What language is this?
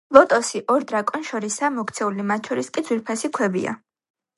Georgian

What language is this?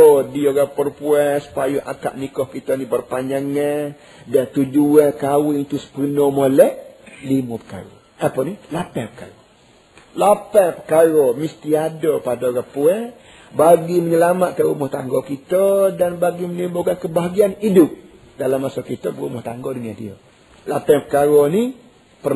Malay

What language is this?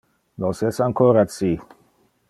Interlingua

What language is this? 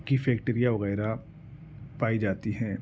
Urdu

